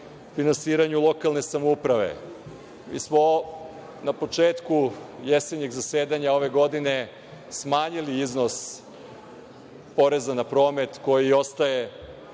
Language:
Serbian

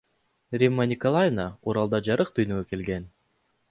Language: Kyrgyz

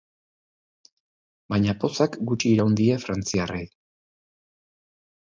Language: Basque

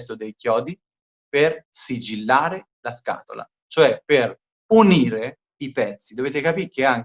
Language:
Italian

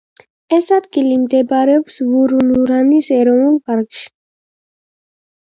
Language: Georgian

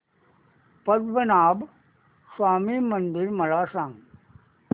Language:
Marathi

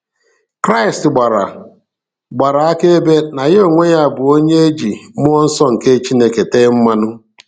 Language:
Igbo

